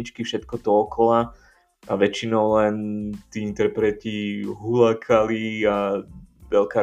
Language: Slovak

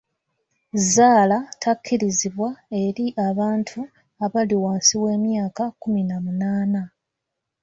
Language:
Ganda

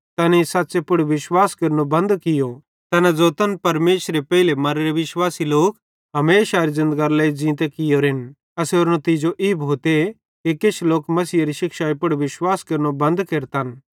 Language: Bhadrawahi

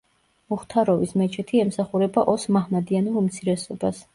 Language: Georgian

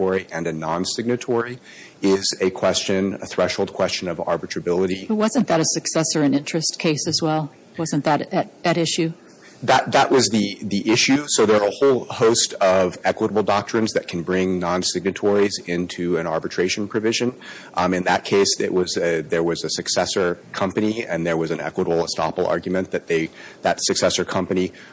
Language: English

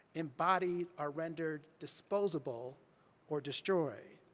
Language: English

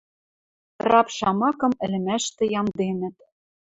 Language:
Western Mari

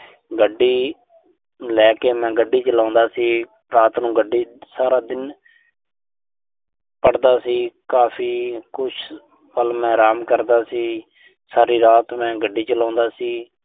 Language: Punjabi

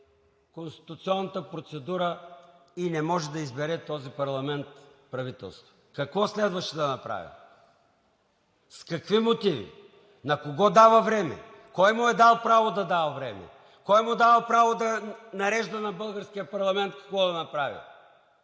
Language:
Bulgarian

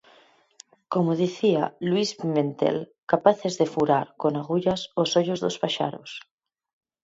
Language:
Galician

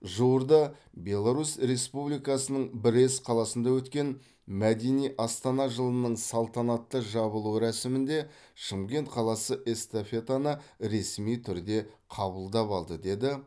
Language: Kazakh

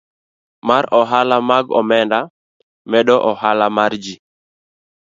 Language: Luo (Kenya and Tanzania)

